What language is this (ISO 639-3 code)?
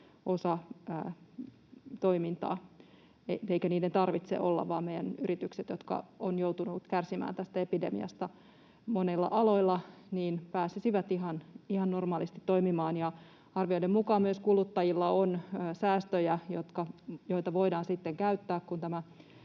fin